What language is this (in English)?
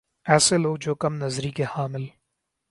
Urdu